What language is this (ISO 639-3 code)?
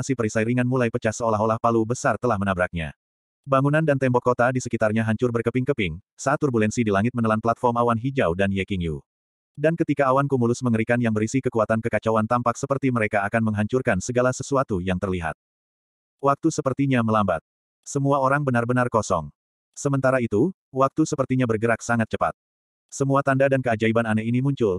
ind